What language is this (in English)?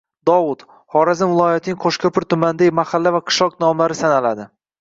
Uzbek